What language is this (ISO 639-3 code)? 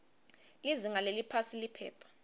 ssw